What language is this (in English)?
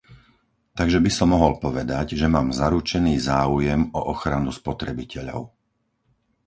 Slovak